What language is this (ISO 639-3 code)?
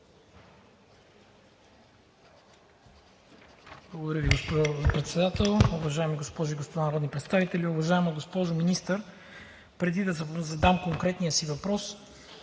bul